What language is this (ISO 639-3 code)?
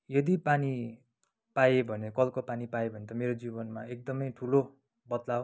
nep